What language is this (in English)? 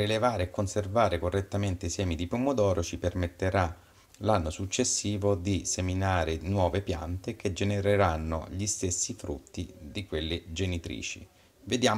Italian